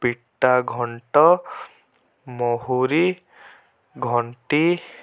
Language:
Odia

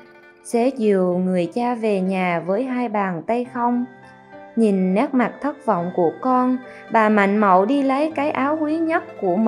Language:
Vietnamese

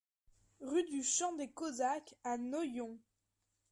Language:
French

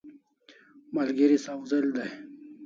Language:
Kalasha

